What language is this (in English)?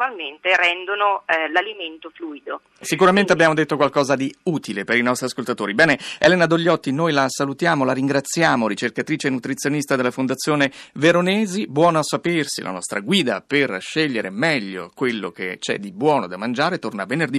Italian